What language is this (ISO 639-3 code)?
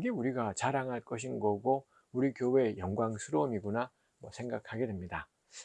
kor